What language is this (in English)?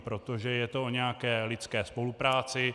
Czech